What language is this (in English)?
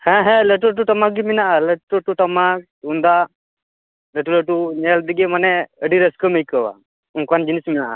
Santali